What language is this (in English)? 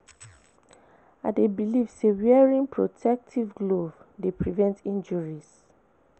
Nigerian Pidgin